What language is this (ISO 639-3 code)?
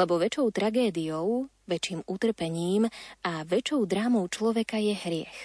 slk